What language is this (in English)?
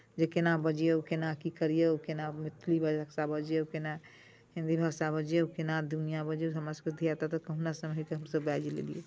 Maithili